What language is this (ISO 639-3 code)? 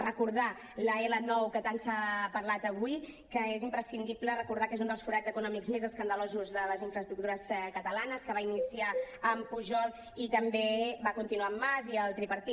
cat